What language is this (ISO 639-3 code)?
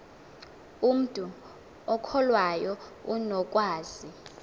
xho